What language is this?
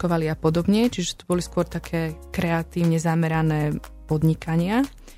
Slovak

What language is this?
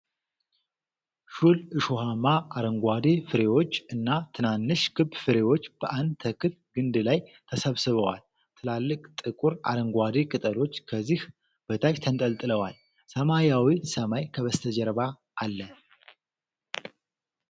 Amharic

